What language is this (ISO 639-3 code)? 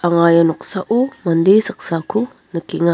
grt